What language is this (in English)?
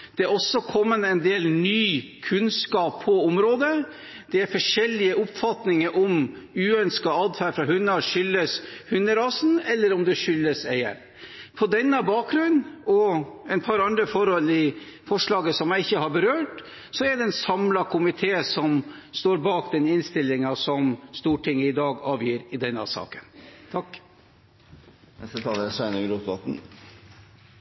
Norwegian